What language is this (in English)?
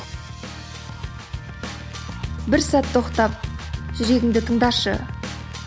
Kazakh